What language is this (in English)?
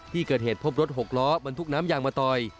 Thai